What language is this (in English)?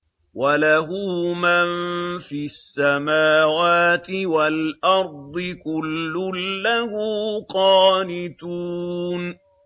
Arabic